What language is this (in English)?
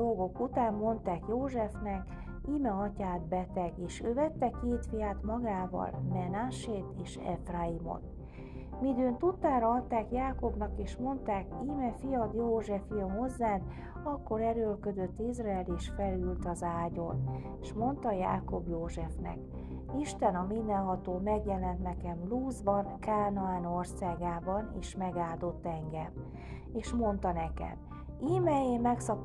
Hungarian